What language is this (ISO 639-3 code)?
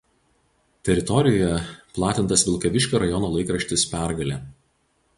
lit